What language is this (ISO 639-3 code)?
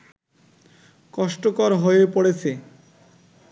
ben